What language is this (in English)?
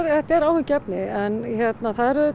Icelandic